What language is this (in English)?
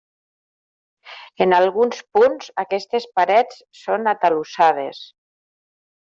Catalan